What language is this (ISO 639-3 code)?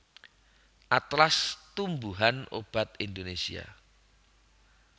jav